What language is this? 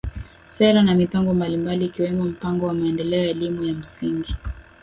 Swahili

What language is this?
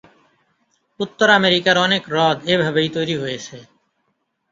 Bangla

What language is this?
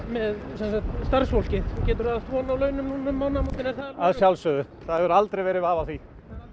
Icelandic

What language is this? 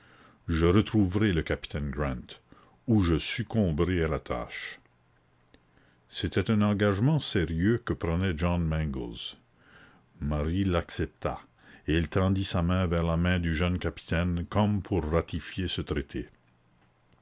French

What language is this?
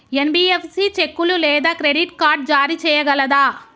Telugu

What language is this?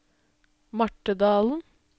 Norwegian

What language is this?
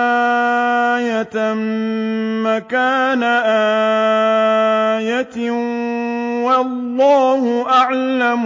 Arabic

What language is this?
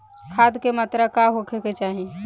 Bhojpuri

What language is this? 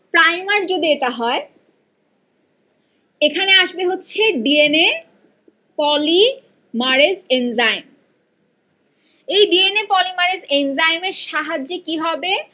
Bangla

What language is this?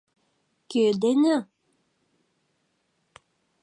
Mari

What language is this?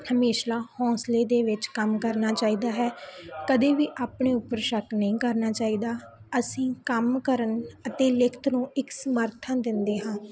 Punjabi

